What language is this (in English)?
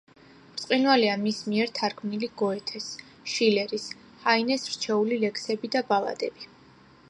Georgian